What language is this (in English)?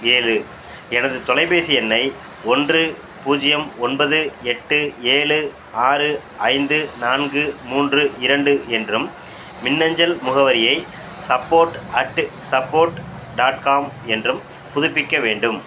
Tamil